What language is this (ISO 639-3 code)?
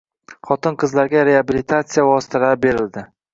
uzb